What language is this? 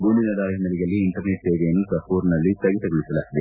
Kannada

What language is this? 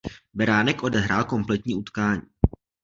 Czech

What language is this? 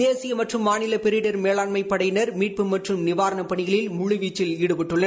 Tamil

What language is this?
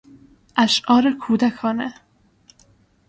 Persian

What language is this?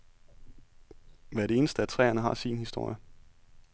Danish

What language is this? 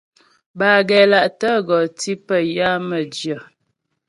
Ghomala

